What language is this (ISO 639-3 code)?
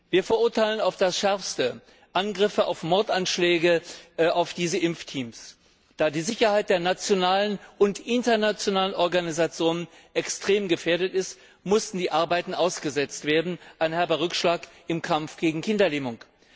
deu